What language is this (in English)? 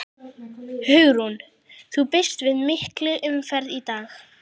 Icelandic